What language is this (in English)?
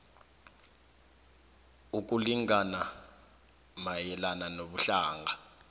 South Ndebele